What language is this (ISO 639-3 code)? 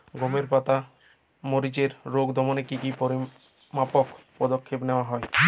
ben